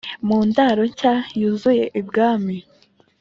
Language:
Kinyarwanda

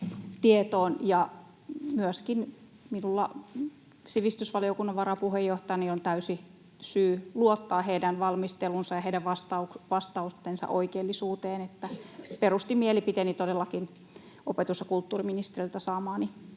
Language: Finnish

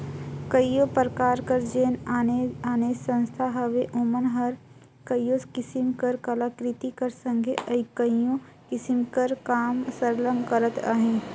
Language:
Chhattisgarhi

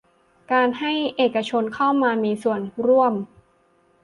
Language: Thai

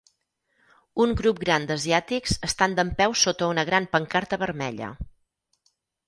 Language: Catalan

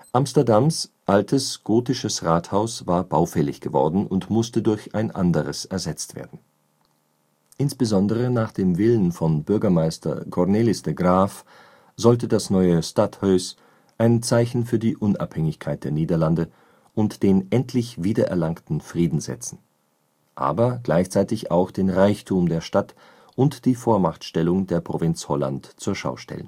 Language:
German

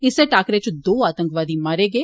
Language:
Dogri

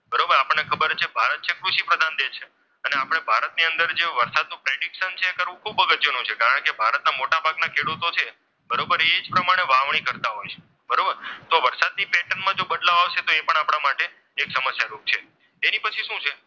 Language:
Gujarati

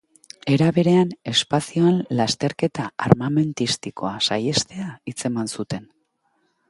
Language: Basque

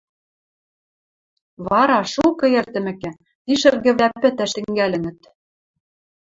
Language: Western Mari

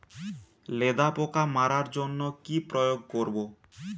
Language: Bangla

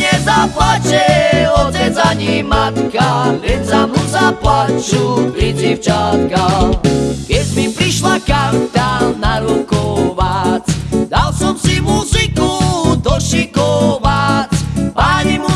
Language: Slovak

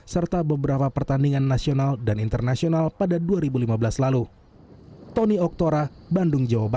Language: Indonesian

